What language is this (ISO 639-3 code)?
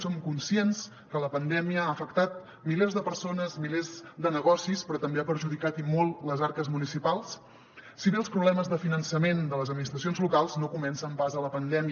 cat